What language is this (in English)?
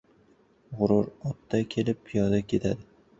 Uzbek